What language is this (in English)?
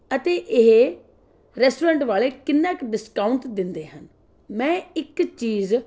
Punjabi